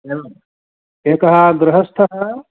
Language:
Sanskrit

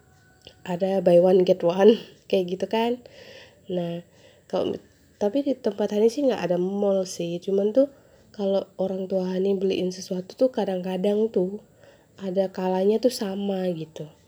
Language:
Indonesian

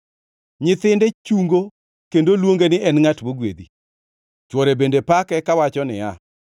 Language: Luo (Kenya and Tanzania)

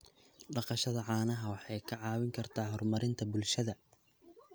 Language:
Somali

